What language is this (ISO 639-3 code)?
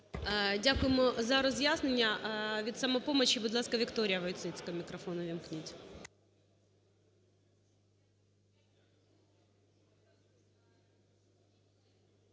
ukr